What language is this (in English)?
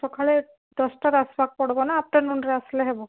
Odia